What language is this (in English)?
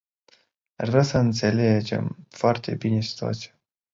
Romanian